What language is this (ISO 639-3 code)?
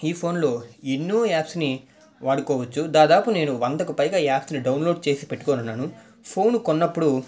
tel